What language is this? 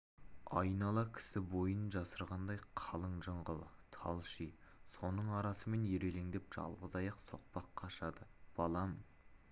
Kazakh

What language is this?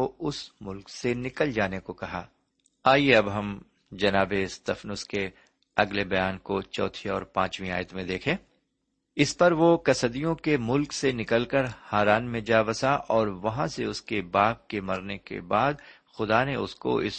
Urdu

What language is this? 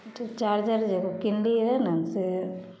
Maithili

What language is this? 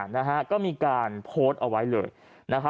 Thai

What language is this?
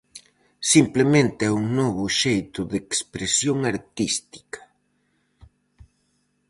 Galician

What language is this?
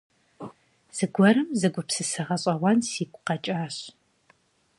Kabardian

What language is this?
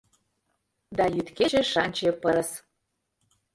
Mari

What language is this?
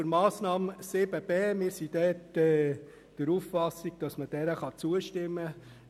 Swiss German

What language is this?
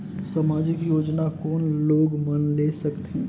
Chhattisgarhi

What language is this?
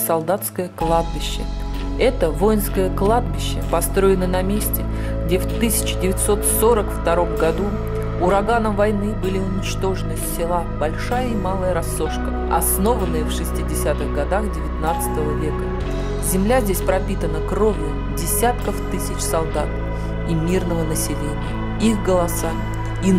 Russian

